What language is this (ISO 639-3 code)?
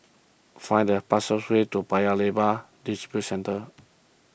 eng